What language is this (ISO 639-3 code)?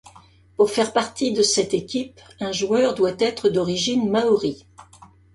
fra